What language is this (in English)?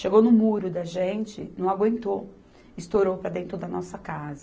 Portuguese